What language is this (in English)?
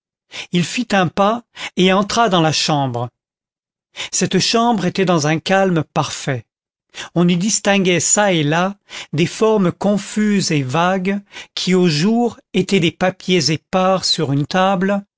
French